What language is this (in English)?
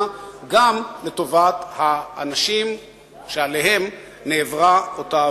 Hebrew